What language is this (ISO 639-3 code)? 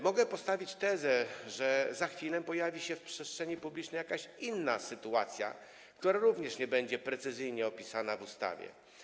pol